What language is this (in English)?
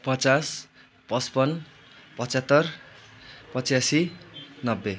Nepali